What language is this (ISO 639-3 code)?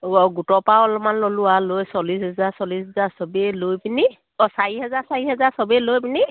asm